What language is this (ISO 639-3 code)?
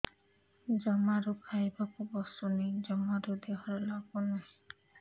ori